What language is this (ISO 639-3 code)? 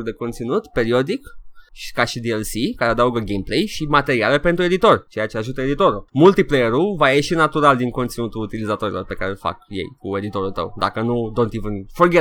ron